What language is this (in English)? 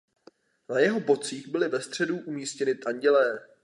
Czech